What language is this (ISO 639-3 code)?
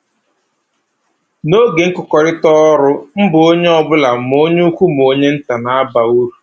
ibo